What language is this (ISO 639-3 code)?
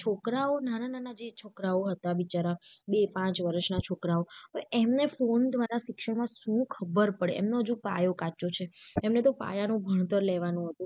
guj